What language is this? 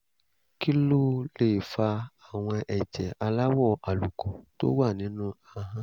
Yoruba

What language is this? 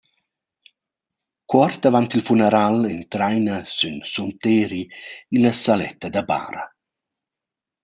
Romansh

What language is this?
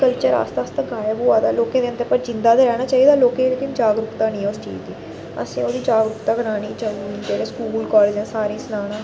Dogri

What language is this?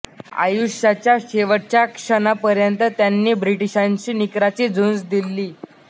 Marathi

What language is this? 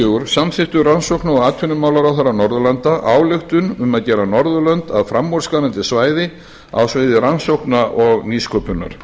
Icelandic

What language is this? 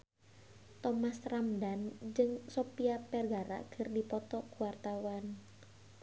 Sundanese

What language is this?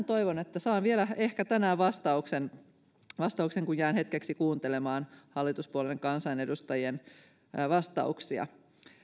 Finnish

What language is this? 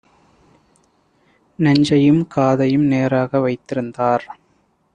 Tamil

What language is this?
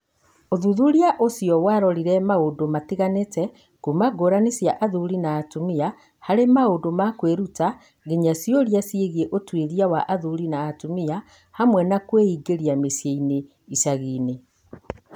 Kikuyu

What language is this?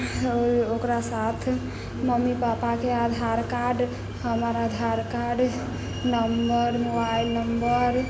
Maithili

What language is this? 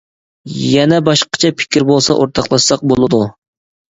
Uyghur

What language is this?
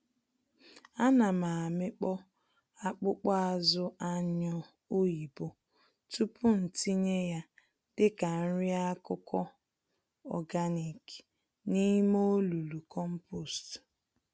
Igbo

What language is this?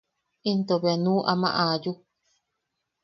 Yaqui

